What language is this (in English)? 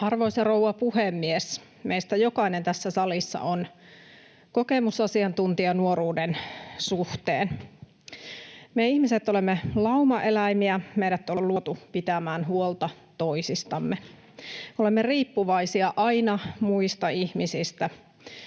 Finnish